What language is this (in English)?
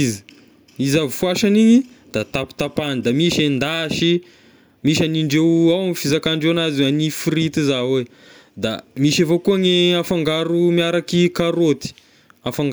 Tesaka Malagasy